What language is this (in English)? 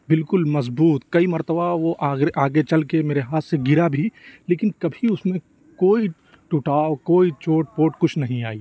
Urdu